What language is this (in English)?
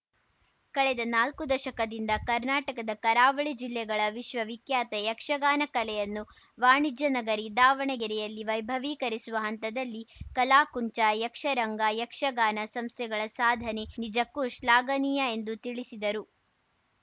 Kannada